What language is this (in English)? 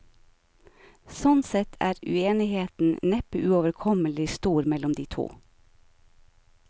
Norwegian